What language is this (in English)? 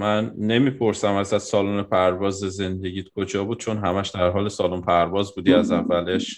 Persian